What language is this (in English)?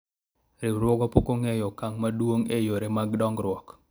Luo (Kenya and Tanzania)